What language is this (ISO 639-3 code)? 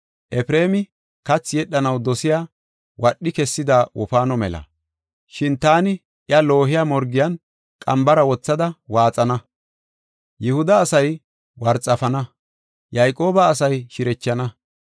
gof